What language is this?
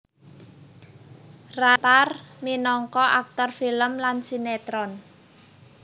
Javanese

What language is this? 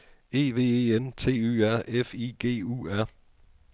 Danish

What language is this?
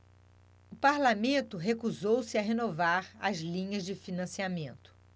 Portuguese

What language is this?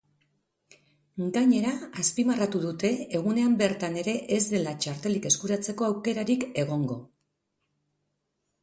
Basque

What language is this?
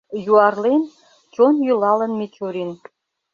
Mari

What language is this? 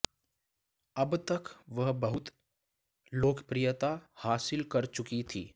Hindi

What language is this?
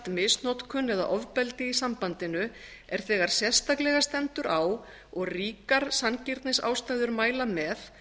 Icelandic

